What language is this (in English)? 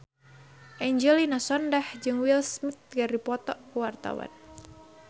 Sundanese